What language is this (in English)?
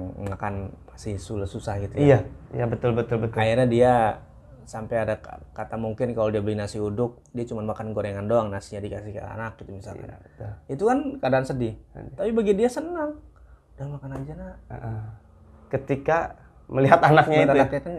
Indonesian